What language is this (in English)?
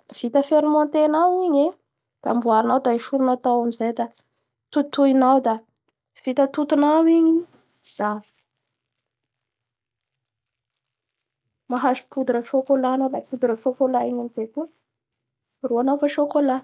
Bara Malagasy